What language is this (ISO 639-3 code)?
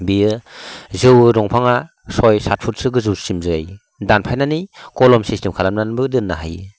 brx